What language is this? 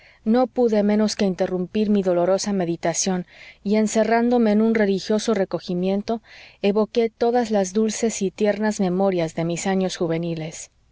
Spanish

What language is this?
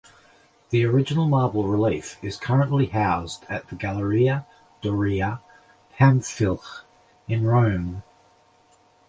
English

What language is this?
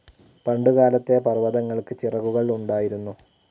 Malayalam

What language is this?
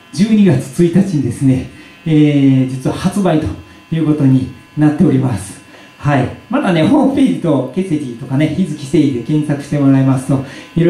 Japanese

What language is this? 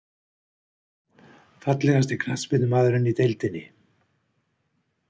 Icelandic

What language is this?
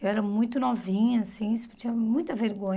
Portuguese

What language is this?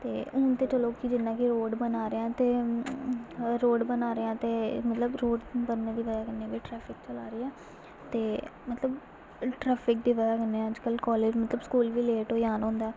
Dogri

